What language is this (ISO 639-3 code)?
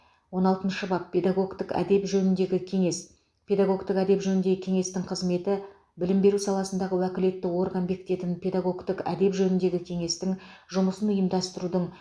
kaz